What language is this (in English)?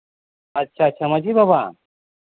Santali